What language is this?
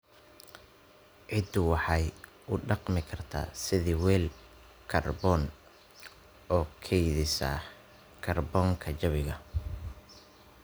Somali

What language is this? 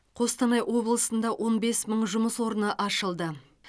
Kazakh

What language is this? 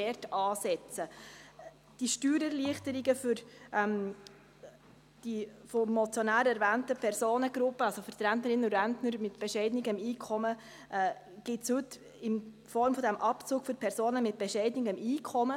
Swiss German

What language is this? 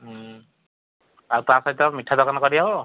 Odia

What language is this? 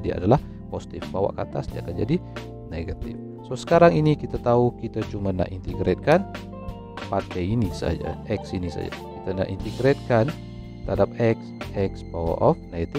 Malay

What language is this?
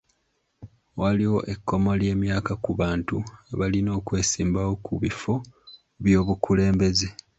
Ganda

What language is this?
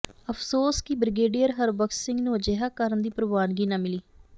Punjabi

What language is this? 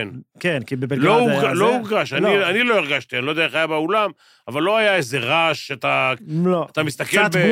Hebrew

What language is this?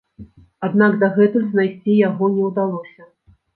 Belarusian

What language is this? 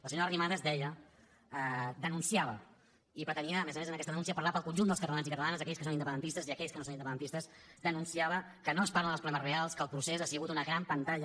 Catalan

